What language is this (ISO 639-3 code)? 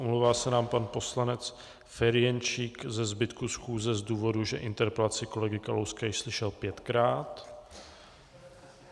ces